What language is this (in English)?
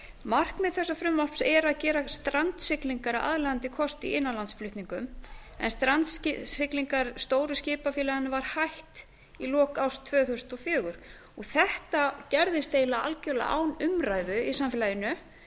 Icelandic